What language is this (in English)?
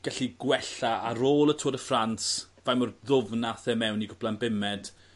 Welsh